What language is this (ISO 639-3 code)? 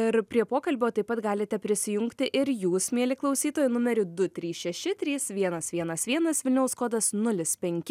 lit